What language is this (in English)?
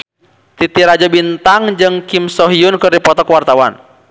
Sundanese